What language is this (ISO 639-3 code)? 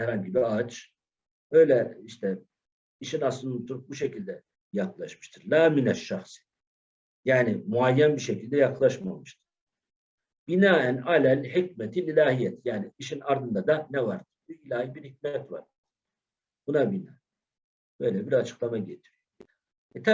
tur